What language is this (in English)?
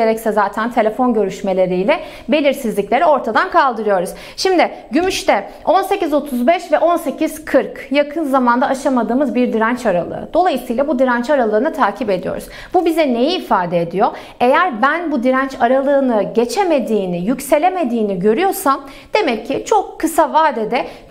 Turkish